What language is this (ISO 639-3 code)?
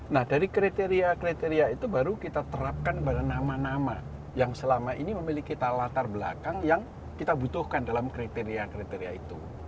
ind